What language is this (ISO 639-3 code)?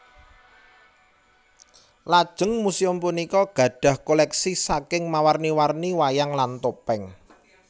jav